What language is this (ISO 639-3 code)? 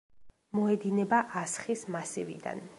kat